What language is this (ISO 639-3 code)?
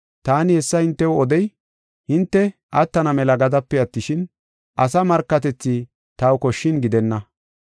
gof